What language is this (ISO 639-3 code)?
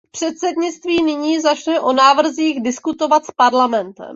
ces